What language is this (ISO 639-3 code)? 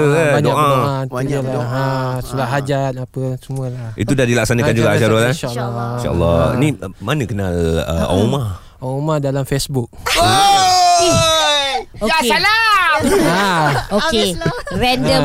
msa